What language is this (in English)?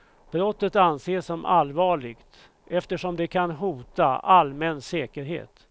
Swedish